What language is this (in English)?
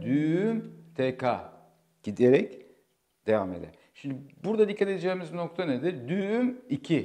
Turkish